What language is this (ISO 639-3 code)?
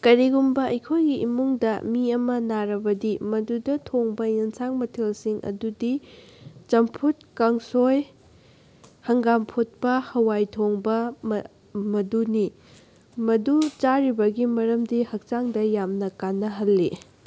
mni